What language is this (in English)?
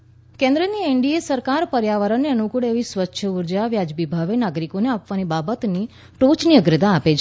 Gujarati